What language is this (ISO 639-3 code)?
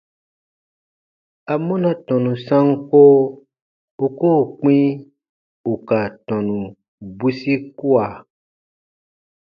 bba